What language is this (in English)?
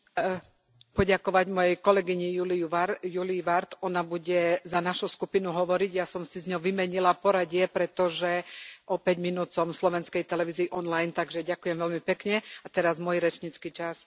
Slovak